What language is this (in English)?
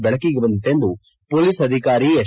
Kannada